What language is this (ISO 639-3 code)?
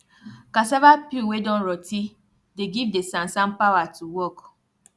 pcm